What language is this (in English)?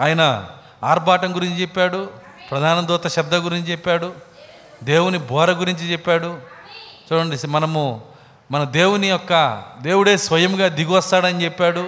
Telugu